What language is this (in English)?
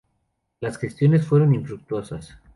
Spanish